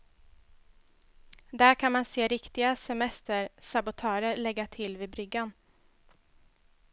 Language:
Swedish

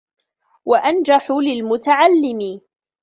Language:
Arabic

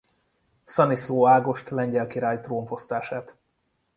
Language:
Hungarian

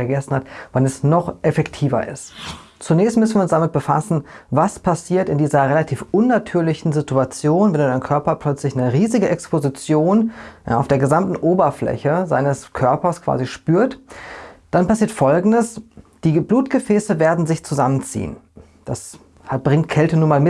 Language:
German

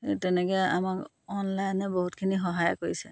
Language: Assamese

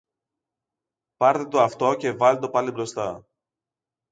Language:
Greek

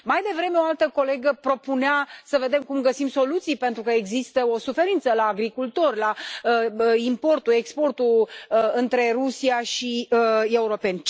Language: Romanian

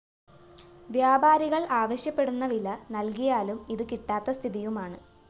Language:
Malayalam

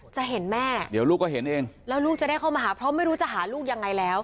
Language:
Thai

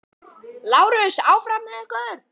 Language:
Icelandic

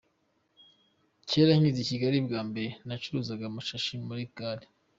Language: Kinyarwanda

